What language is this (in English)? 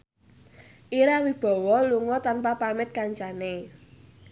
Javanese